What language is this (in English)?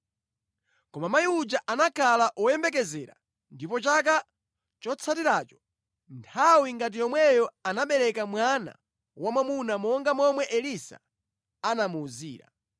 Nyanja